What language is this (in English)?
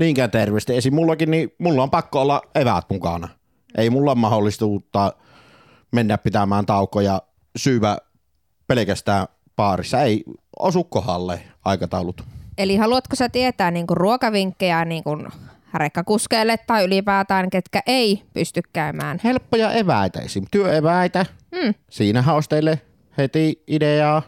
Finnish